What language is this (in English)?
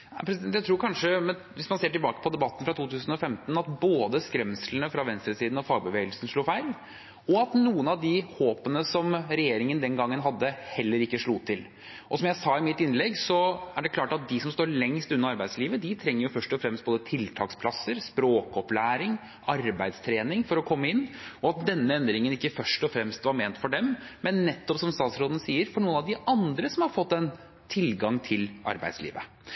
Norwegian